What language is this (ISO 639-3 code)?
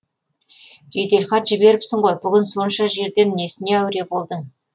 kaz